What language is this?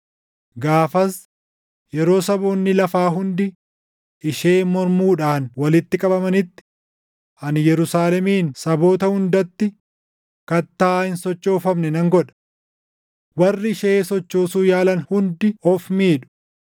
Oromo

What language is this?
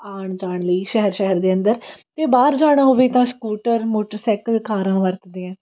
Punjabi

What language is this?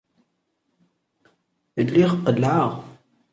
Kabyle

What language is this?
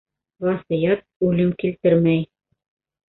Bashkir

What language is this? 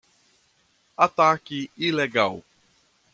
Portuguese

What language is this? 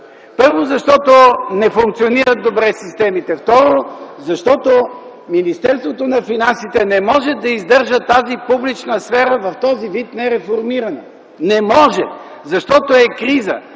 Bulgarian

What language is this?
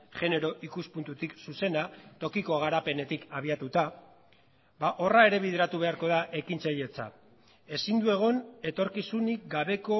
Basque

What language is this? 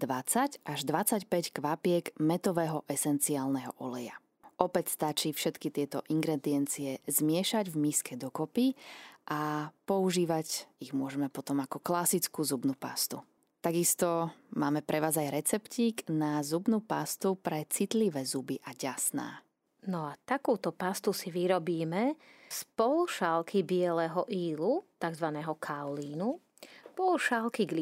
Slovak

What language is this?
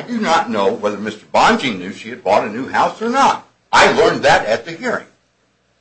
English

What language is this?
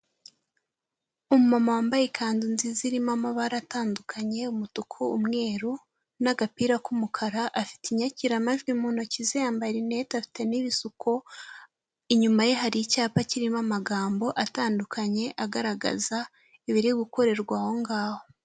Kinyarwanda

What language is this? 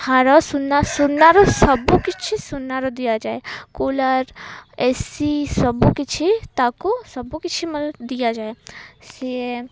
Odia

